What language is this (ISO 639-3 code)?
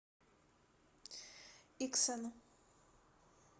rus